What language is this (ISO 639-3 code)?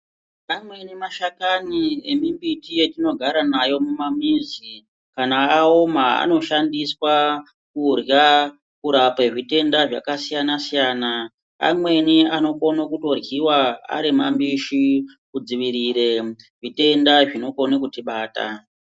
ndc